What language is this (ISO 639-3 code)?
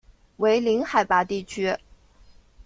zho